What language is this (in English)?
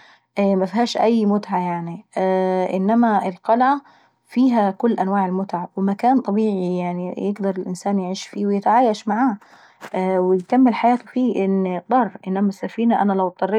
Saidi Arabic